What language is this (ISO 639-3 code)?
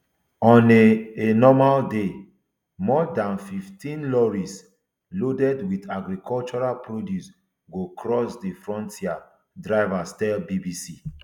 pcm